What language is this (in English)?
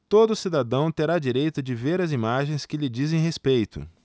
Portuguese